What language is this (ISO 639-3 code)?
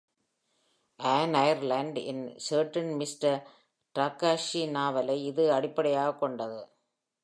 tam